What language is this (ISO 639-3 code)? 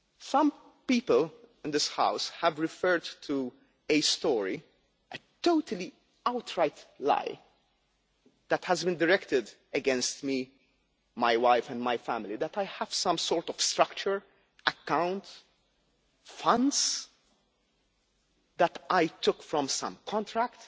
eng